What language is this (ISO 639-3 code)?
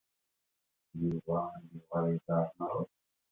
kab